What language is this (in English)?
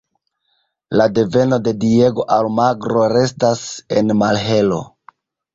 Esperanto